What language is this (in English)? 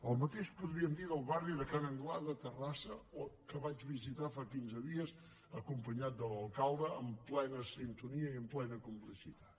Catalan